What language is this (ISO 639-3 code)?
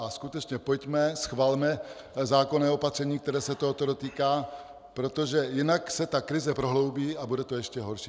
ces